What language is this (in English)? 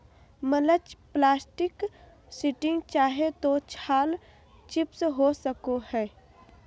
Magahi